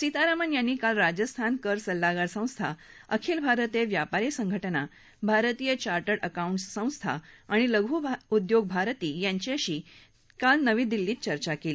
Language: Marathi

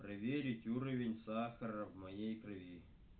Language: Russian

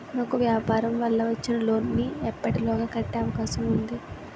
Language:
Telugu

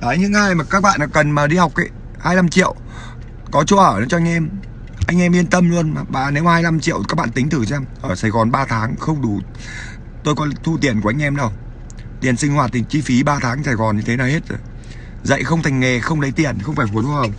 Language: Vietnamese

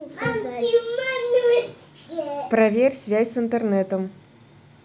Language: Russian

